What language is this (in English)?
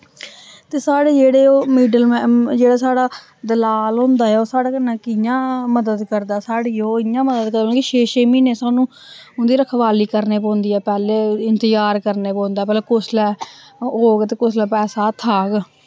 Dogri